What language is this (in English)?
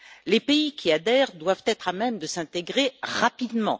French